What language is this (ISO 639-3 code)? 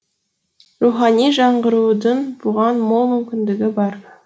kaz